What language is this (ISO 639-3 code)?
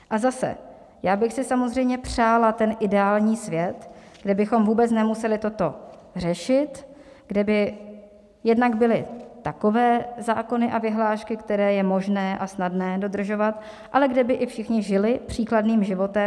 ces